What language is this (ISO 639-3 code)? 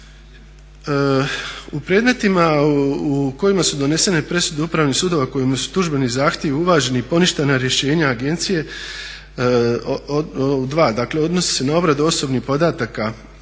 hrv